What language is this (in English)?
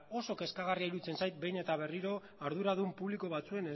Basque